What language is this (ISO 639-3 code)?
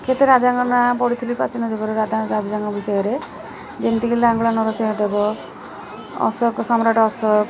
ori